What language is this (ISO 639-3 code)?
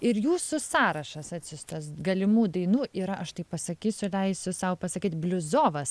lit